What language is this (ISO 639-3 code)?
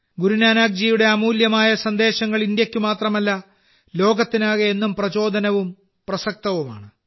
mal